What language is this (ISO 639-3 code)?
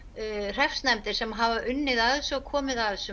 isl